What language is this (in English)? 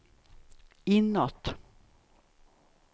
Swedish